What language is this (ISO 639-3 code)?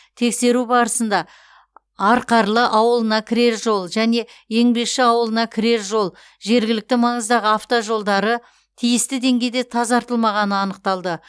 kaz